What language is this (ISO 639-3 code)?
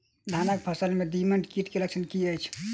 mai